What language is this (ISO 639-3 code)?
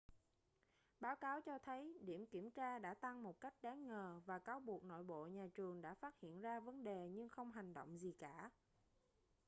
vie